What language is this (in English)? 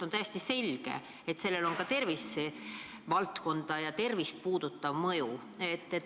Estonian